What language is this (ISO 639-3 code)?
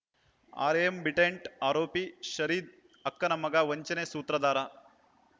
kan